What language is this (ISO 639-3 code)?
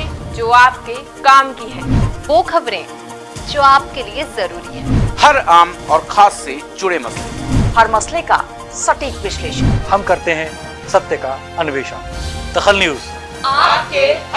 hin